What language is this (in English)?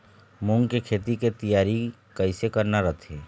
Chhattisgarhi